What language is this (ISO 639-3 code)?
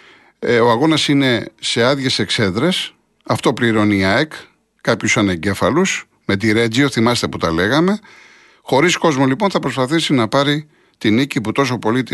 ell